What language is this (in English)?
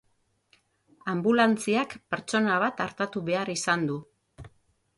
Basque